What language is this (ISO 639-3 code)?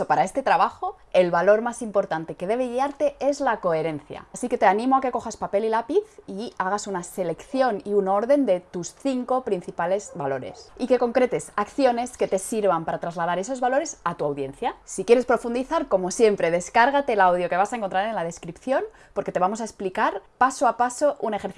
spa